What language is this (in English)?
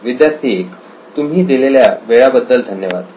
Marathi